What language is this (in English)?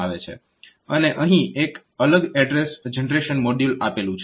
Gujarati